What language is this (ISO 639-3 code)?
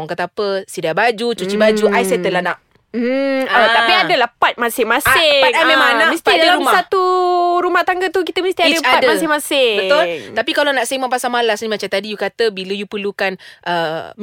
msa